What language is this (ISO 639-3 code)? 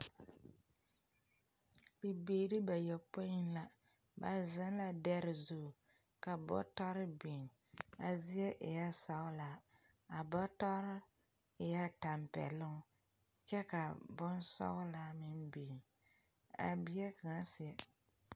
dga